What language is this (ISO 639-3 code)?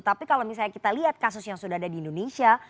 ind